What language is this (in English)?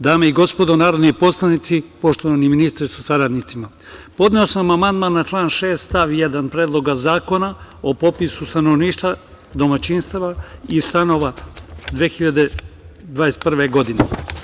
Serbian